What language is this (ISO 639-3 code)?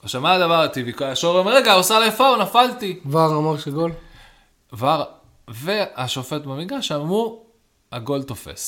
heb